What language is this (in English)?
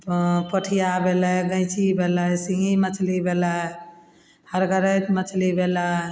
Maithili